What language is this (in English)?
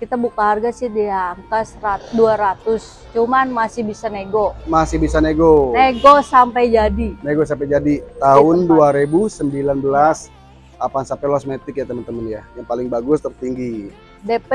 Indonesian